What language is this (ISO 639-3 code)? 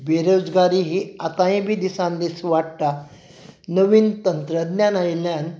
kok